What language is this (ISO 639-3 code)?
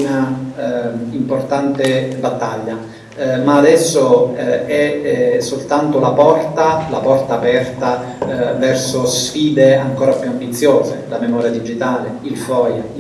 ita